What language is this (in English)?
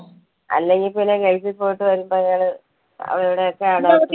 Malayalam